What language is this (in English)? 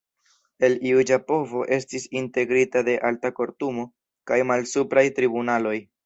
Esperanto